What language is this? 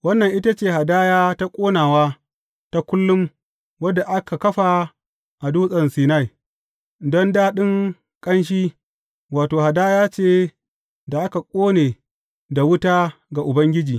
Hausa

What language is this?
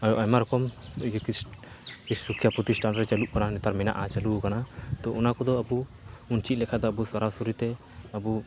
Santali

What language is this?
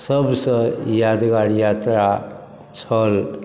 Maithili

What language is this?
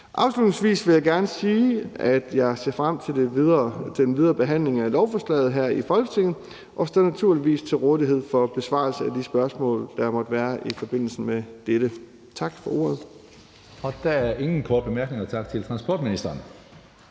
Danish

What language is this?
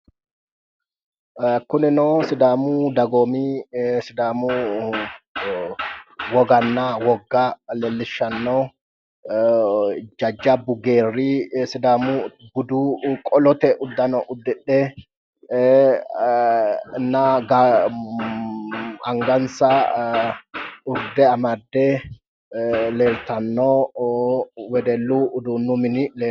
Sidamo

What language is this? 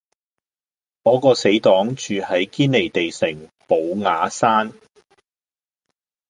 Cantonese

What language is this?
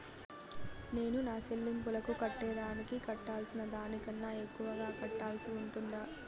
Telugu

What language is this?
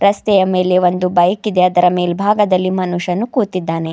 Kannada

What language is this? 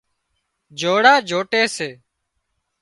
Wadiyara Koli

